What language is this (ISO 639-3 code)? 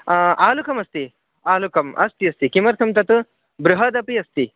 san